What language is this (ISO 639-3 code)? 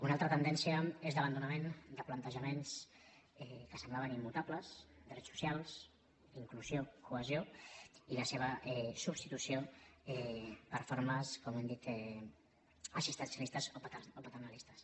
cat